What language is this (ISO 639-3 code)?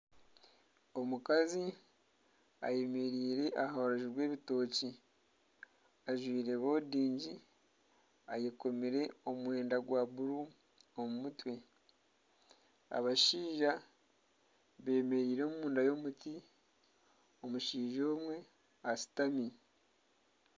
nyn